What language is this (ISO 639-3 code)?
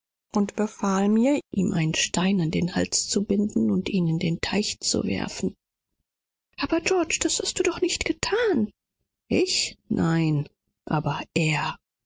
deu